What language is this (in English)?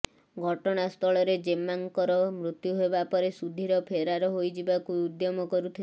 Odia